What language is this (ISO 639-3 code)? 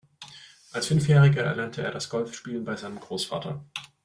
deu